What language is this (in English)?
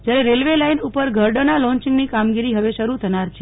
Gujarati